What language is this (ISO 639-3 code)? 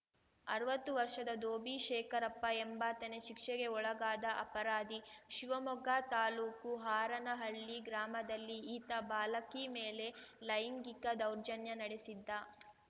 kan